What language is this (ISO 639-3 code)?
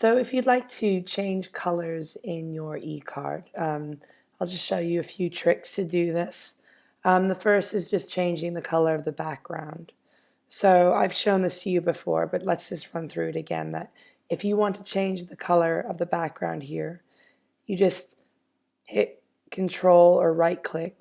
eng